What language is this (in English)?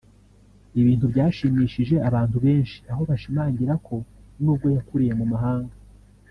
Kinyarwanda